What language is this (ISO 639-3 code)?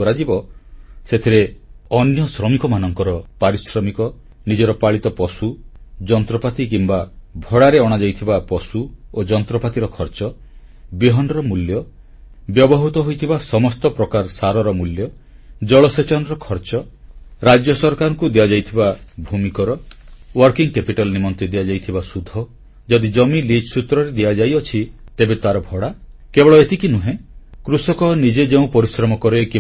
ori